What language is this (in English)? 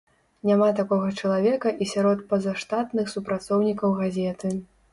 Belarusian